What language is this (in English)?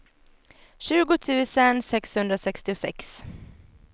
Swedish